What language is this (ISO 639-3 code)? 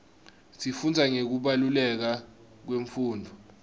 ssw